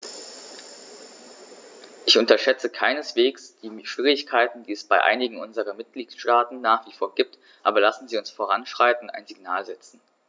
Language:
German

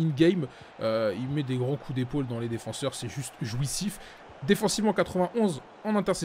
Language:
French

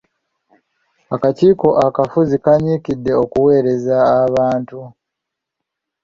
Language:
Ganda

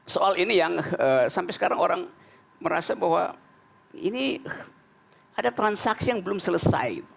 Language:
Indonesian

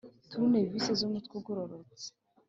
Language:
Kinyarwanda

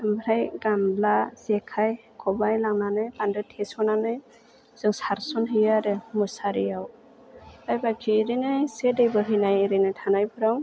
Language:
Bodo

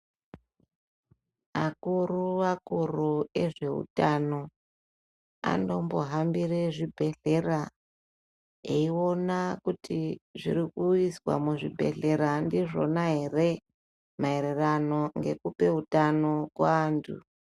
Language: Ndau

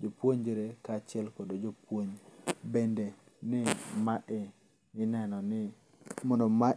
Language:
Luo (Kenya and Tanzania)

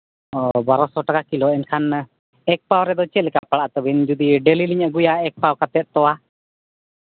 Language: Santali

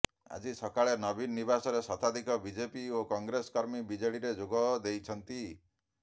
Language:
Odia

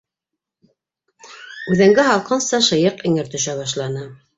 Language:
Bashkir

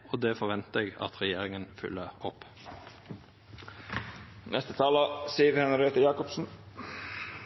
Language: Norwegian Nynorsk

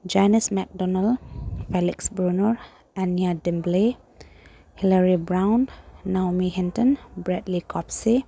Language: Manipuri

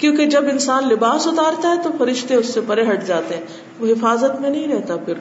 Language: Urdu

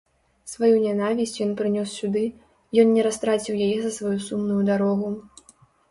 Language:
Belarusian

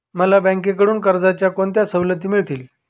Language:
Marathi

